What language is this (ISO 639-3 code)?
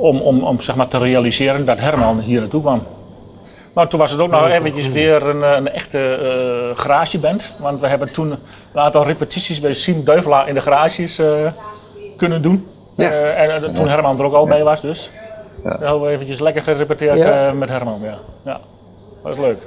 nld